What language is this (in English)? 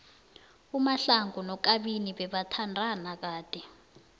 South Ndebele